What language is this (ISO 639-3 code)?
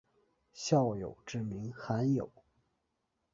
zho